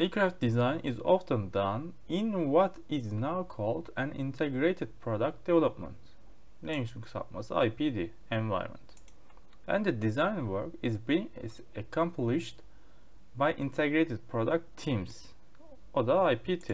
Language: Turkish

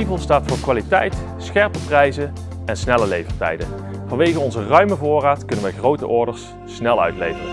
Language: Dutch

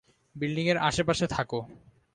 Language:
Bangla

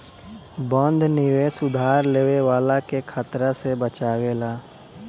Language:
Bhojpuri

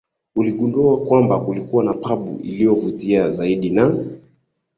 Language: Swahili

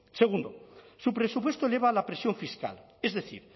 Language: Spanish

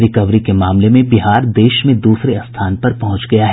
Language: Hindi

